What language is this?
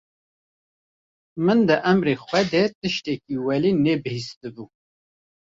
Kurdish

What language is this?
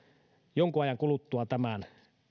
Finnish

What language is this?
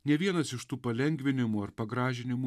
Lithuanian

